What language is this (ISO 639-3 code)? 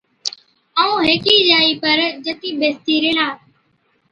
odk